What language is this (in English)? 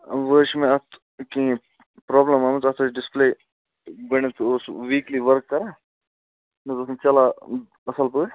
Kashmiri